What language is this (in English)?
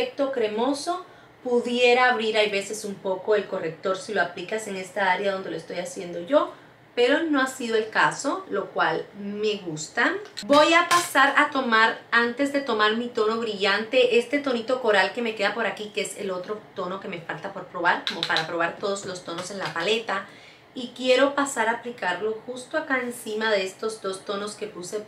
Spanish